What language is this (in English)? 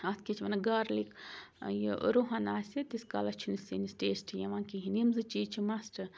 Kashmiri